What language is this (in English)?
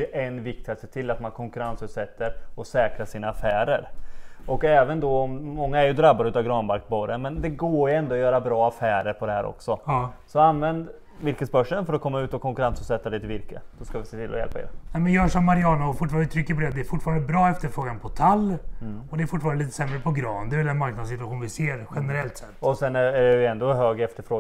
Swedish